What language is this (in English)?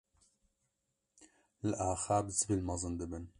Kurdish